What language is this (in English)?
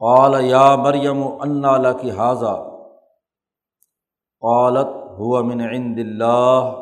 Urdu